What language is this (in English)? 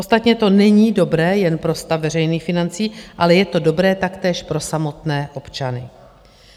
Czech